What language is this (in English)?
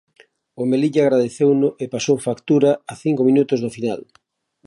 Galician